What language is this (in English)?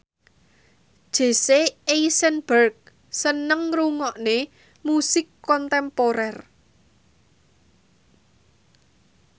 Javanese